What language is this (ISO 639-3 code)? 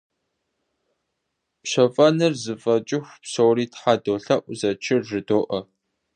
kbd